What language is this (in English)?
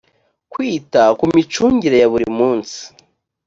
Kinyarwanda